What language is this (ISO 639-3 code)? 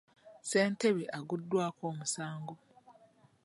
lug